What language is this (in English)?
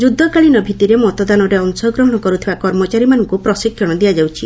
Odia